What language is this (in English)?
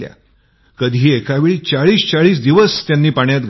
Marathi